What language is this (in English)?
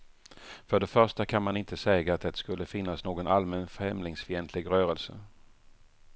Swedish